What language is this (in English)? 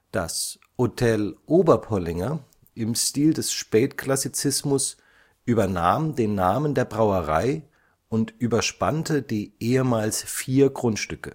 German